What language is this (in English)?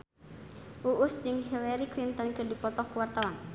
Sundanese